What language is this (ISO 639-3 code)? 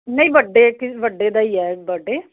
pan